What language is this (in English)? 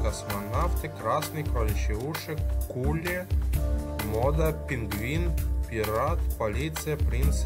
Russian